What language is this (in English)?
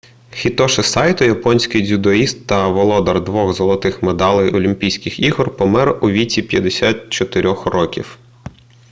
Ukrainian